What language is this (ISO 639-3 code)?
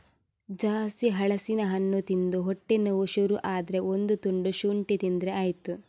kan